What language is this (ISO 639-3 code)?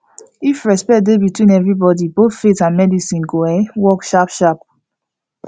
pcm